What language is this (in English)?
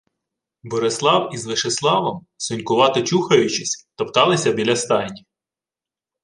Ukrainian